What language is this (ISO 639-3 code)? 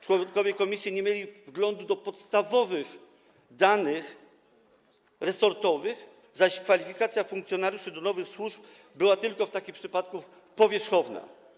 pol